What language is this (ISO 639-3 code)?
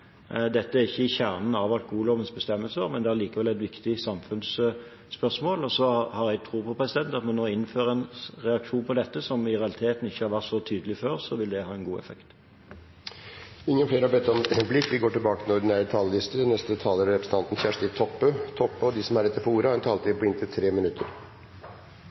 nor